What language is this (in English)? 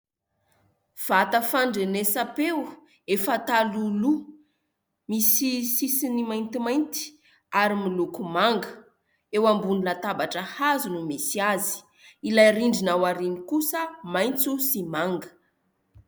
Malagasy